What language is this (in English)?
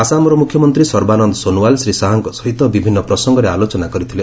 Odia